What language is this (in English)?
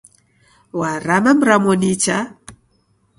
Taita